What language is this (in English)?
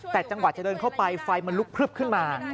Thai